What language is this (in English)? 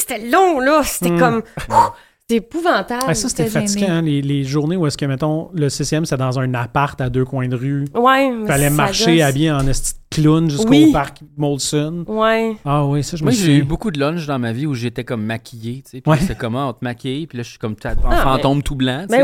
French